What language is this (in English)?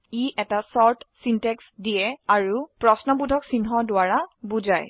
Assamese